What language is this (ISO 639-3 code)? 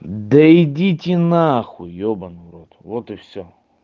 rus